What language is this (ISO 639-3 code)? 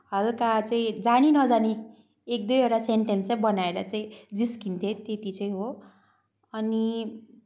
nep